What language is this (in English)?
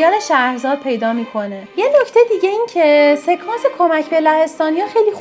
Persian